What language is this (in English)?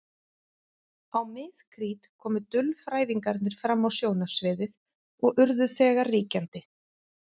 Icelandic